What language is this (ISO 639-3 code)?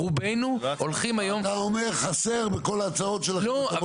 heb